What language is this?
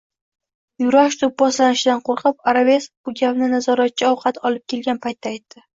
Uzbek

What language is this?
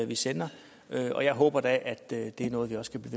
Danish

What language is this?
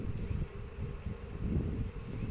Bhojpuri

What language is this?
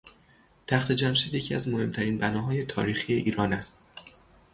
Persian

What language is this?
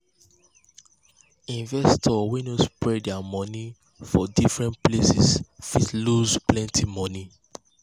Nigerian Pidgin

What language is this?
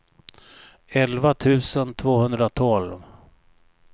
Swedish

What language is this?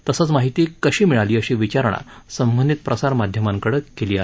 Marathi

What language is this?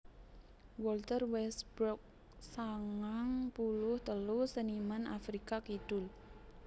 Javanese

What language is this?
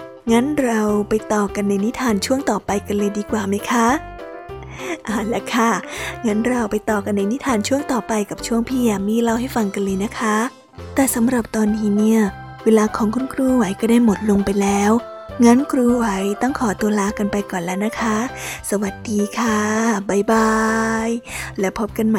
Thai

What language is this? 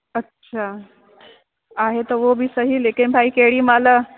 Sindhi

